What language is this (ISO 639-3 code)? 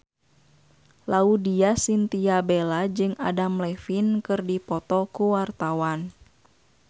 sun